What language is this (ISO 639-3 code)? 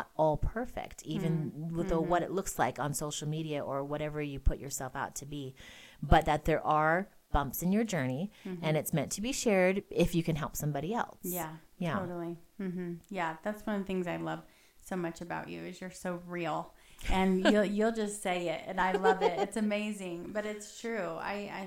eng